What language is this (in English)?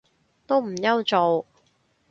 Cantonese